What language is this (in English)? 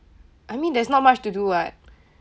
English